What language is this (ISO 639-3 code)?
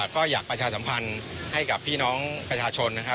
tha